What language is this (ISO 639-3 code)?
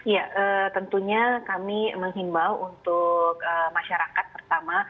ind